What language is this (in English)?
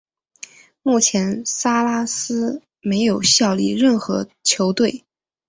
Chinese